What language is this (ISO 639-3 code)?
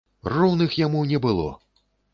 bel